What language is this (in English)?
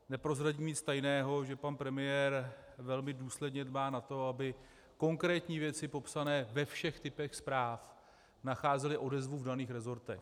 Czech